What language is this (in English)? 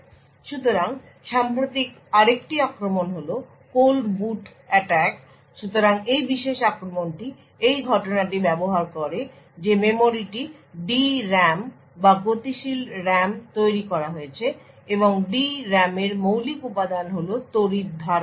Bangla